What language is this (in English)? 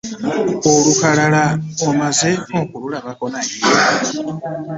Ganda